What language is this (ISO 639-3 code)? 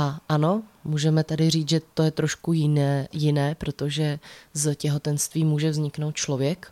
ces